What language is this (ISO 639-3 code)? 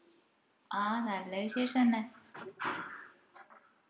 mal